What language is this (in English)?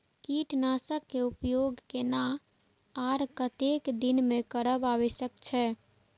Maithili